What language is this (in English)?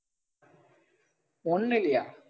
Tamil